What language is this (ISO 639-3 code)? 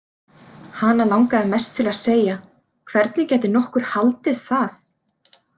isl